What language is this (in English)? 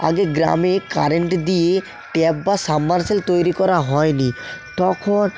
Bangla